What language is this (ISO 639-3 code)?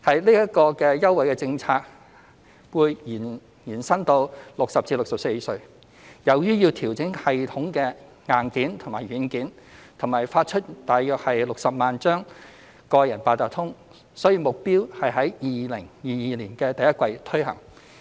yue